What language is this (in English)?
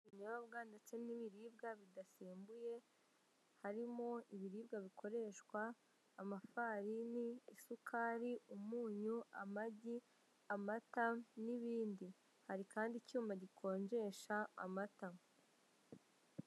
Kinyarwanda